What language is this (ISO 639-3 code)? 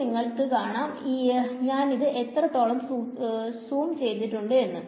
mal